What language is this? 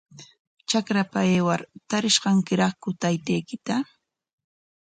Corongo Ancash Quechua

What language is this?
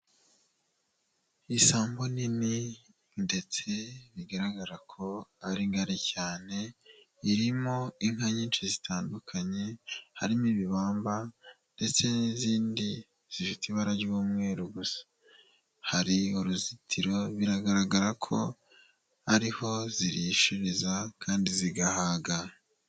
Kinyarwanda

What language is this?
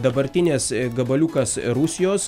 Lithuanian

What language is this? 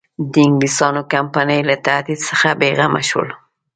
Pashto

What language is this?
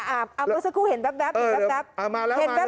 Thai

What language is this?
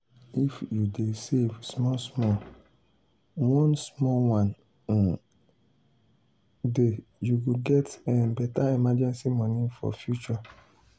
Nigerian Pidgin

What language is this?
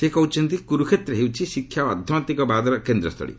Odia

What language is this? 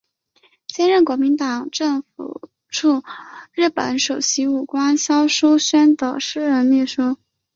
Chinese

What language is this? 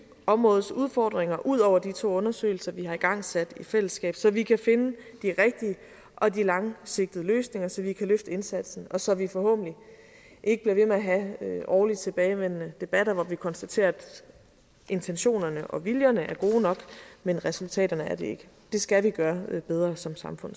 Danish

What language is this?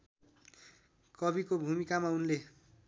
Nepali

